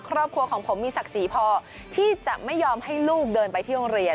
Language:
Thai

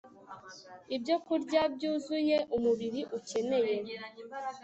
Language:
Kinyarwanda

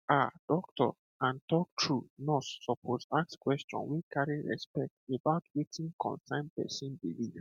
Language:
Nigerian Pidgin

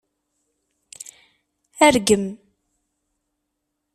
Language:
Kabyle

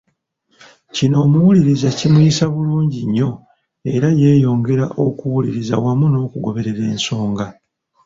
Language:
Ganda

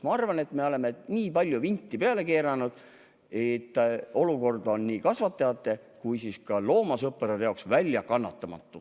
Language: Estonian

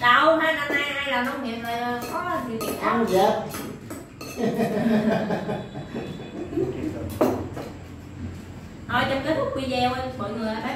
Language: Vietnamese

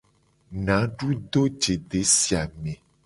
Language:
Gen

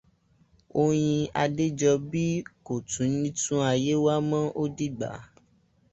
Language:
Yoruba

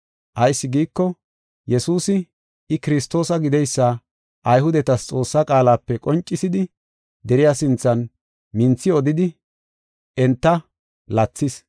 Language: Gofa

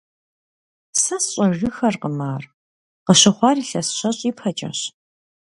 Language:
Kabardian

